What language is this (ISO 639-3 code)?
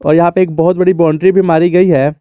hin